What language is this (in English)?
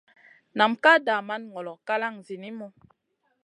Masana